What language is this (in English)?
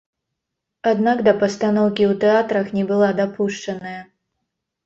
Belarusian